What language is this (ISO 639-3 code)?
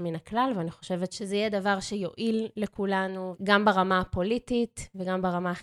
heb